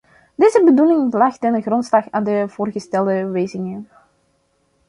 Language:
Dutch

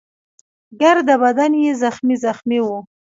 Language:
Pashto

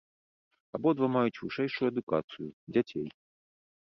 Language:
Belarusian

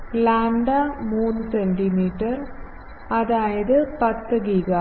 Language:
Malayalam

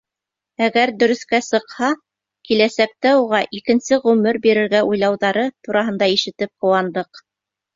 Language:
Bashkir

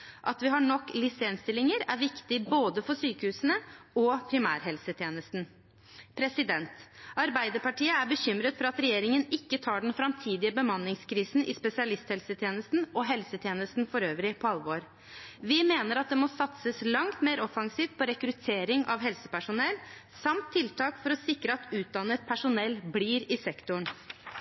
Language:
Norwegian Bokmål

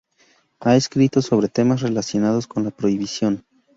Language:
Spanish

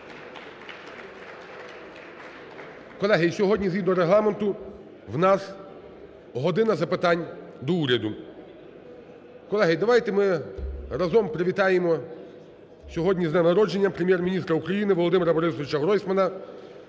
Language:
Ukrainian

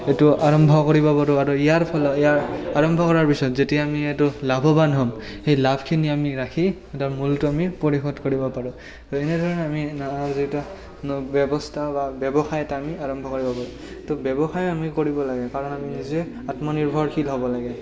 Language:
Assamese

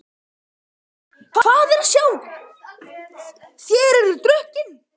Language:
Icelandic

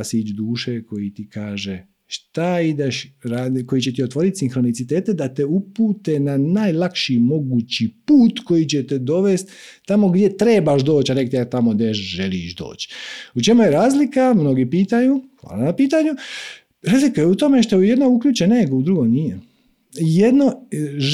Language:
Croatian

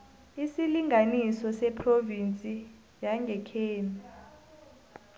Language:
South Ndebele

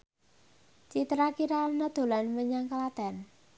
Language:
Javanese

